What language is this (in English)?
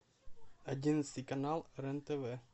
Russian